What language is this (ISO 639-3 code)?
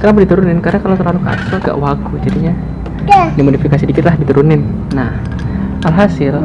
ind